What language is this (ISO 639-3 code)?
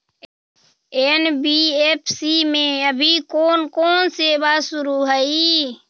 mag